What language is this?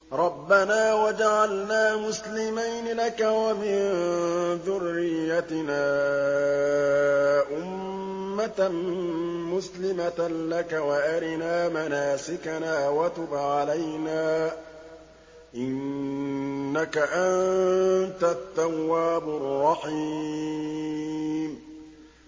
Arabic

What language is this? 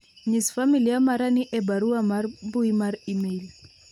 Luo (Kenya and Tanzania)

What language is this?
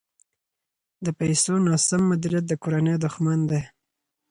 Pashto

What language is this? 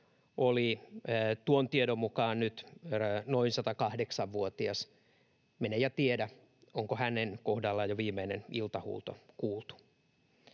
Finnish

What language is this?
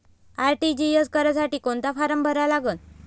Marathi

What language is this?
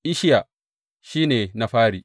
Hausa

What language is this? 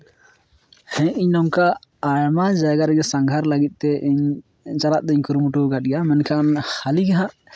Santali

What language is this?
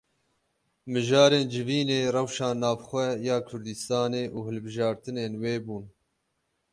Kurdish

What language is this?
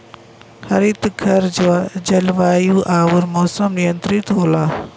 Bhojpuri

